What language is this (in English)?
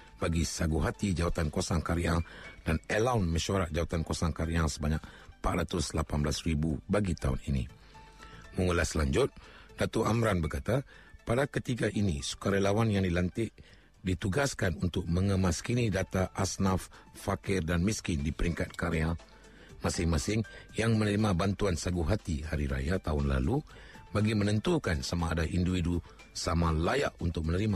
Malay